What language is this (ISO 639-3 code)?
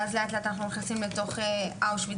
heb